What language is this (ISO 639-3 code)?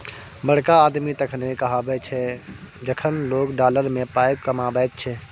mai